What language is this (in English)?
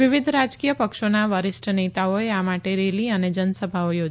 Gujarati